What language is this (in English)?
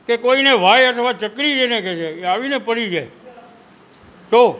Gujarati